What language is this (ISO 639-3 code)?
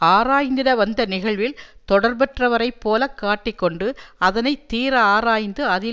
tam